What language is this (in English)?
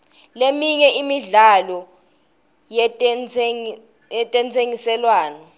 Swati